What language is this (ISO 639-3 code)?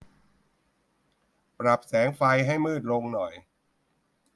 tha